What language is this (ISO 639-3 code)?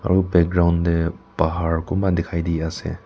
nag